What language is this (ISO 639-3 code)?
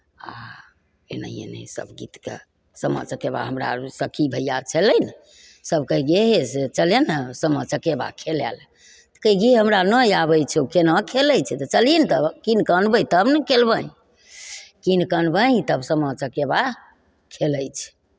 mai